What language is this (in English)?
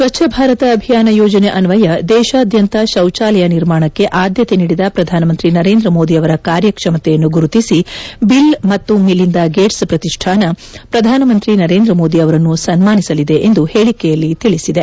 Kannada